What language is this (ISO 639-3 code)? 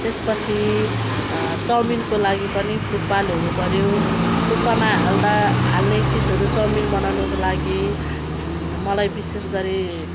nep